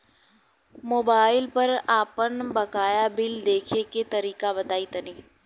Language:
Bhojpuri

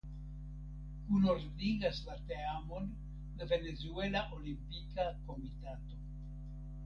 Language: Esperanto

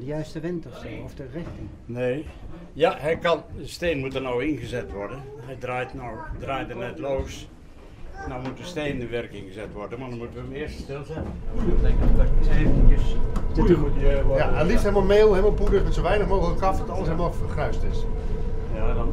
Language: Dutch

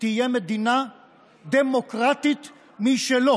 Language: Hebrew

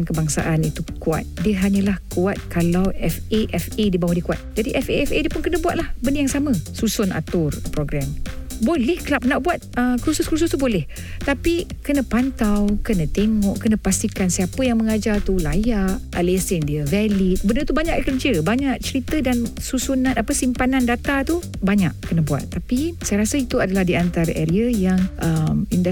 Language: Malay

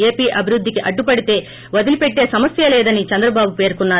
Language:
Telugu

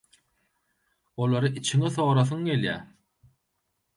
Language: Turkmen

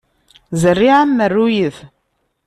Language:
Kabyle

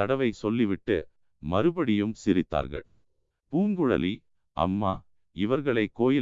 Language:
Tamil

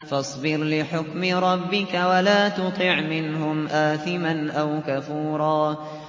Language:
Arabic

